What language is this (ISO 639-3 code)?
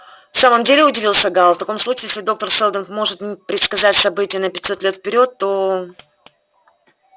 rus